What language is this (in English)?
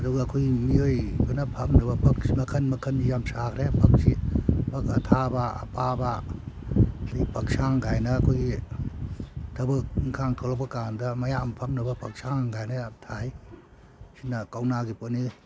Manipuri